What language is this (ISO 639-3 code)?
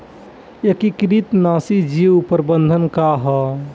bho